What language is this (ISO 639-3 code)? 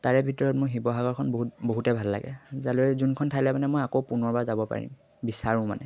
asm